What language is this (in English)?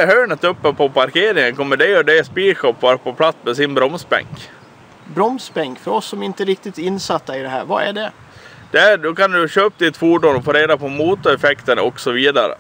Swedish